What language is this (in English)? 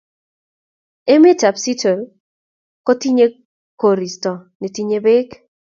Kalenjin